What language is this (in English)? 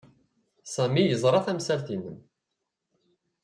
Kabyle